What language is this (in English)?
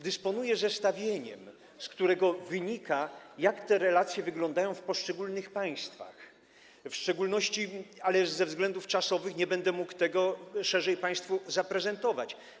Polish